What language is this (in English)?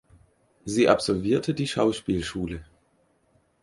German